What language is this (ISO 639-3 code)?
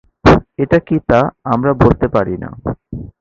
ben